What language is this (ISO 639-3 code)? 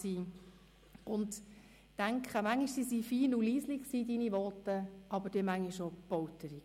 gsw